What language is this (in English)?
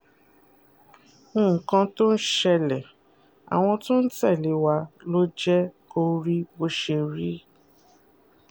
Yoruba